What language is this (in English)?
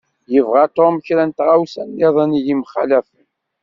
Kabyle